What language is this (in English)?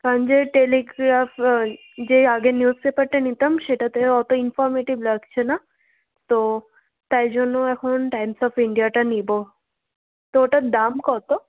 Bangla